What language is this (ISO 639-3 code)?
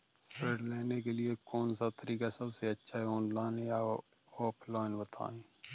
hin